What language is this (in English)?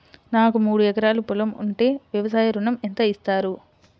Telugu